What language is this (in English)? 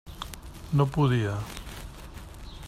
Catalan